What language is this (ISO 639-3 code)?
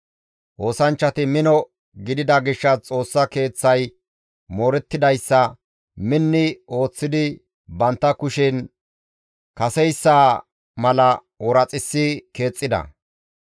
gmv